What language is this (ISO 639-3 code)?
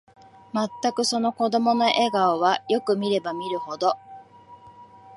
jpn